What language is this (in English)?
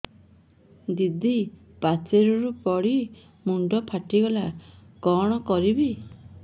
Odia